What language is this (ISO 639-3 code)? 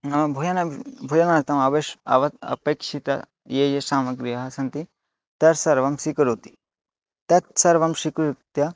san